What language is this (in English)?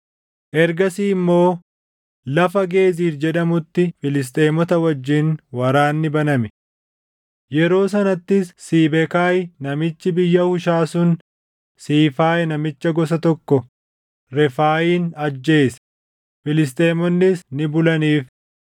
Oromo